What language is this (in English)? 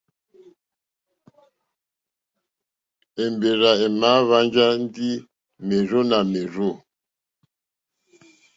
Mokpwe